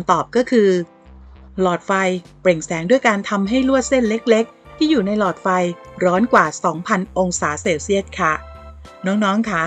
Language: Thai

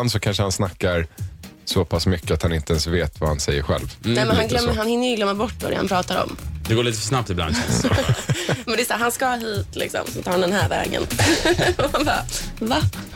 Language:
Swedish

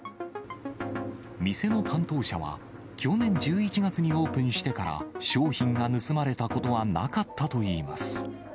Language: Japanese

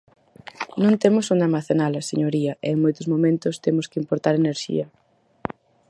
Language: Galician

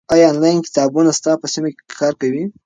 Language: Pashto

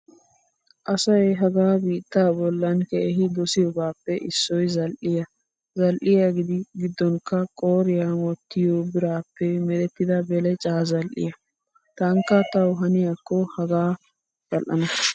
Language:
Wolaytta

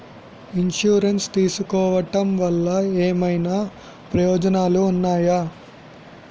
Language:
Telugu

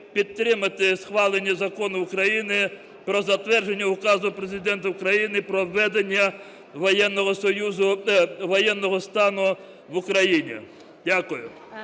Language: Ukrainian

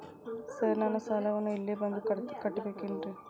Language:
Kannada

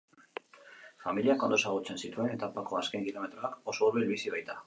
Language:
Basque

